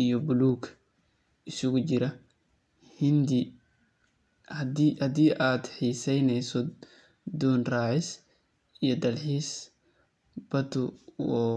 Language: Somali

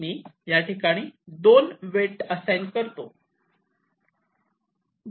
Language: Marathi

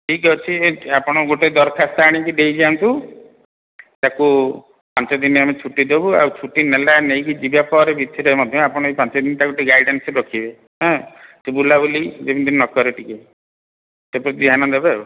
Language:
Odia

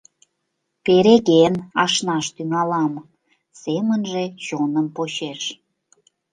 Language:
Mari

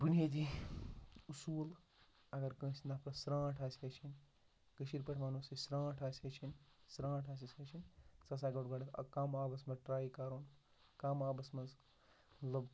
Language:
Kashmiri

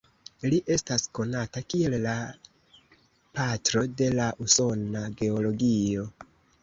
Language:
Esperanto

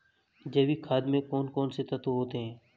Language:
Hindi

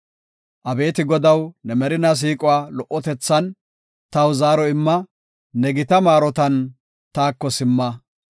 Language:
Gofa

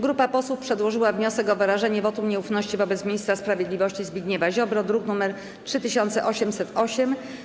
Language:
Polish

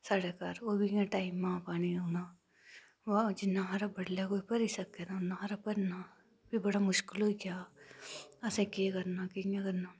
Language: Dogri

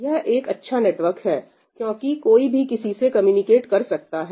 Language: Hindi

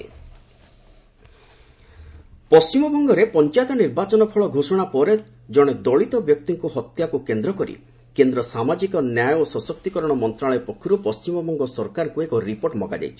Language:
Odia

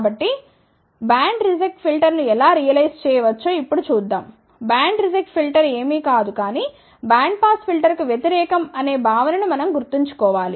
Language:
Telugu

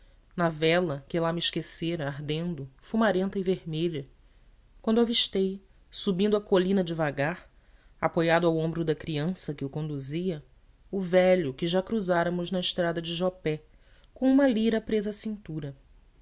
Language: Portuguese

